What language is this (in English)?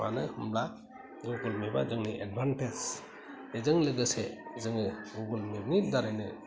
Bodo